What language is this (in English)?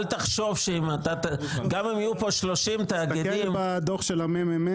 Hebrew